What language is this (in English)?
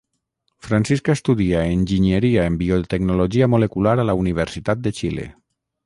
Catalan